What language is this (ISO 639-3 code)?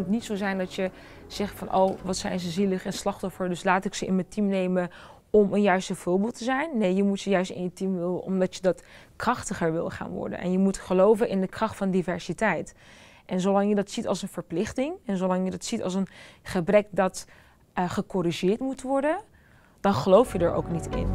nld